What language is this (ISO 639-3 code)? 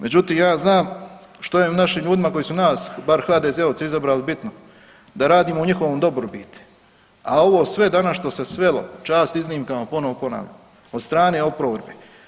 hrv